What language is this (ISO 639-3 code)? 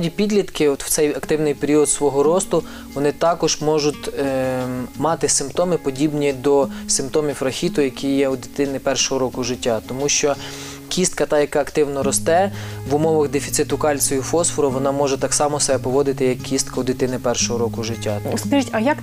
ukr